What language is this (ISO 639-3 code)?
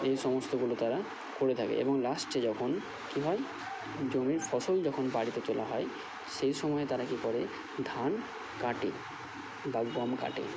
ben